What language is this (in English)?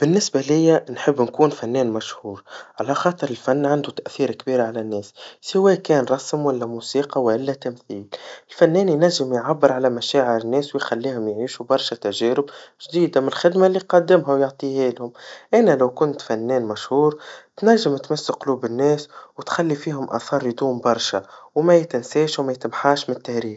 Tunisian Arabic